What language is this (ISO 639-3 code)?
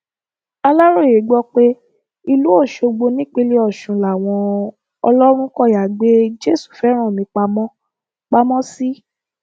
yor